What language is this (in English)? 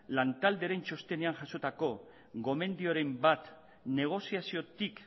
Basque